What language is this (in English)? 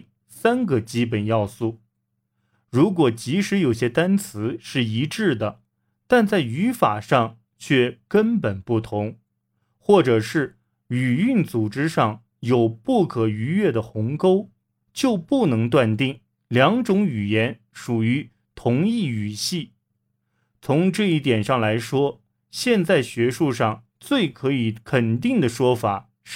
Chinese